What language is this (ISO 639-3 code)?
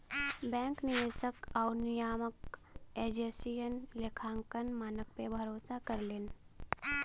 bho